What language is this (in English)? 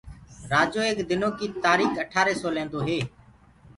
Gurgula